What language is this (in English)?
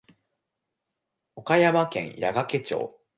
Japanese